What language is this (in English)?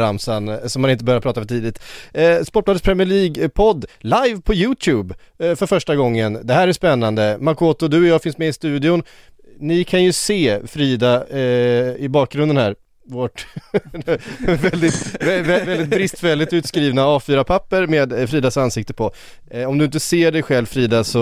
Swedish